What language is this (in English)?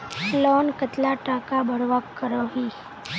Magahi